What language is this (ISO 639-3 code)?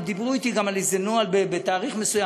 heb